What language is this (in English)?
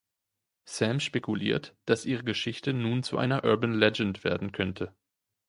German